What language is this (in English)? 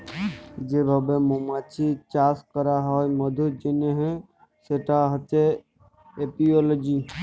Bangla